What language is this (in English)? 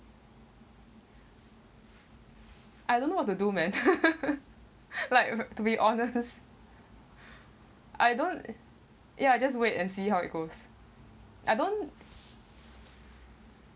English